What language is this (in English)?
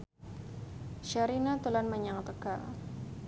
Javanese